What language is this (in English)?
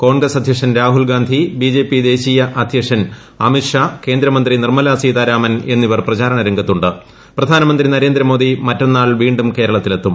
Malayalam